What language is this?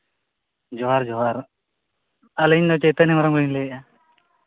Santali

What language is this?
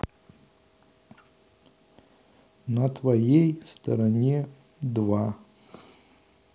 Russian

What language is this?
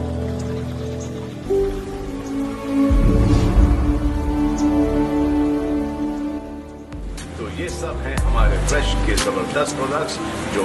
Russian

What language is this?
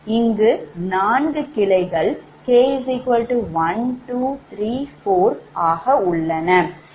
Tamil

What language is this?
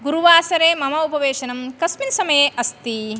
Sanskrit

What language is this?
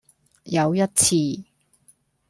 Cantonese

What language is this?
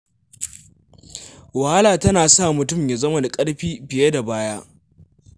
Hausa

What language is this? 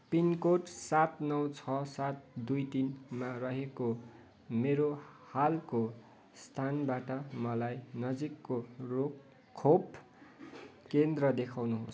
Nepali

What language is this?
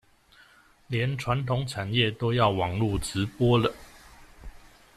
Chinese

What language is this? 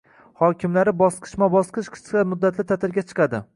Uzbek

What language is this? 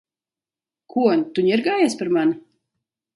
Latvian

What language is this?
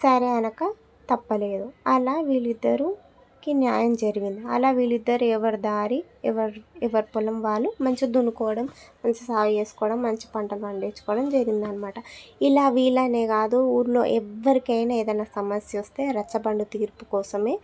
Telugu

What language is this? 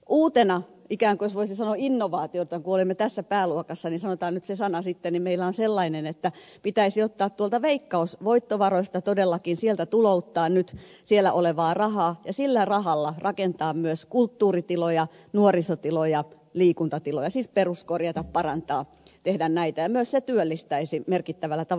Finnish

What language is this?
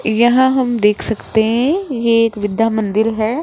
Hindi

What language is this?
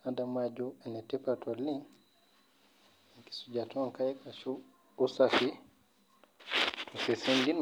Masai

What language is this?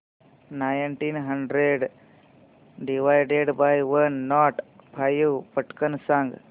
Marathi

